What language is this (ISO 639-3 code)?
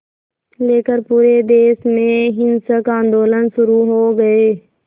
hin